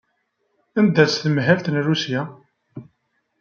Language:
Kabyle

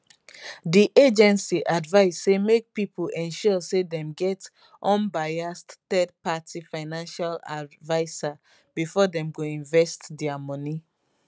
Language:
Nigerian Pidgin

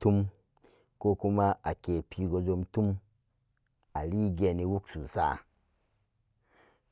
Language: Samba Daka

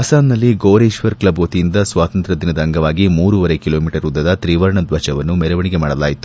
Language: Kannada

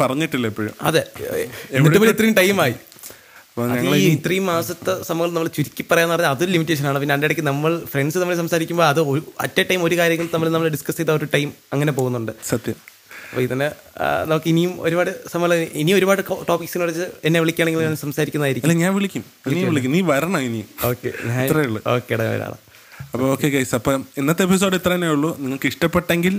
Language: Malayalam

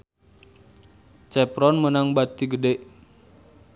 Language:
Sundanese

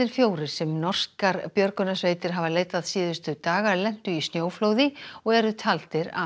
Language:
Icelandic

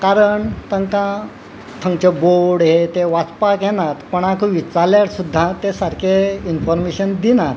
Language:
Konkani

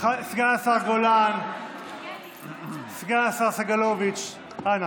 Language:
Hebrew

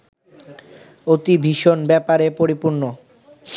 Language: Bangla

